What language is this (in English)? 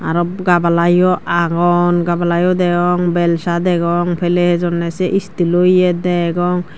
Chakma